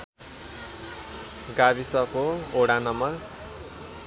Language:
Nepali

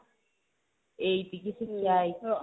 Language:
Odia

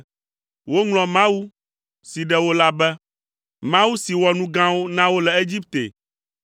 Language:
Ewe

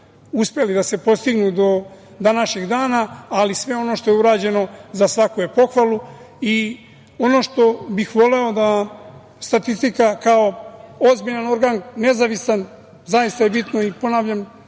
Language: Serbian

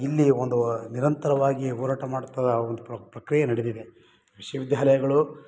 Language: Kannada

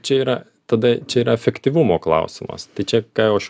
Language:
Lithuanian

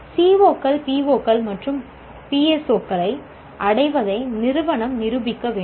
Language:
Tamil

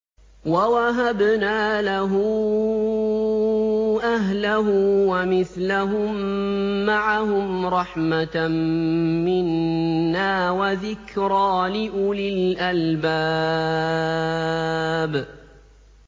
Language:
Arabic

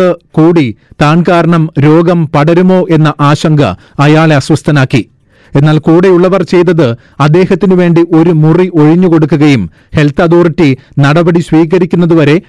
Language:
Malayalam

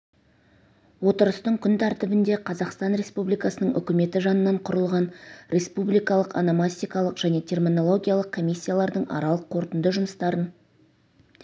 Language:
Kazakh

